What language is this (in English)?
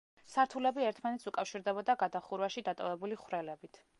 Georgian